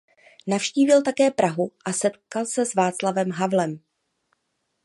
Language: Czech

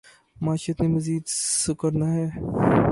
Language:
Urdu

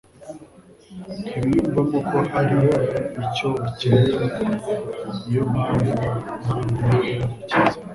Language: Kinyarwanda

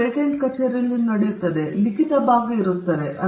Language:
Kannada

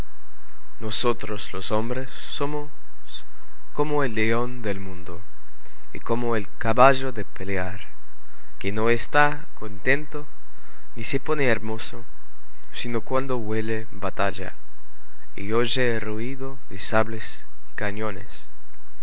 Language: Spanish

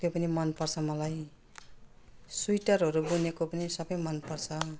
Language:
Nepali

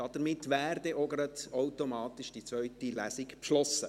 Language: Swiss German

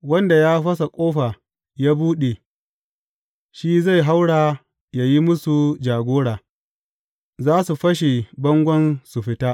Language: Hausa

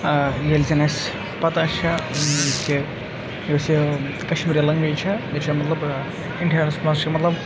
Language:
Kashmiri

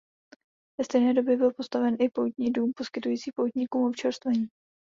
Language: Czech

